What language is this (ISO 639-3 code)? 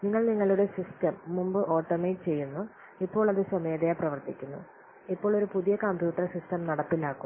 mal